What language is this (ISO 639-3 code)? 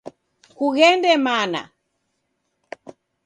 dav